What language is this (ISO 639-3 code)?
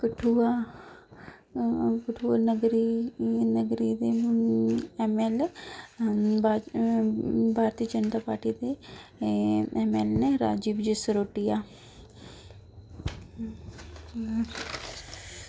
doi